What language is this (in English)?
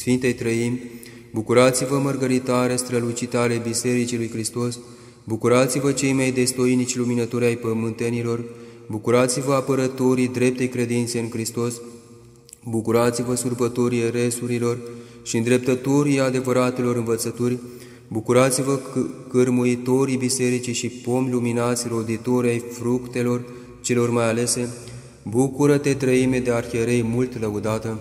Romanian